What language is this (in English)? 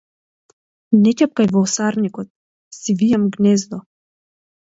Macedonian